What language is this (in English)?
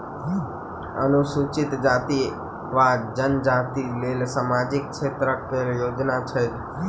Maithili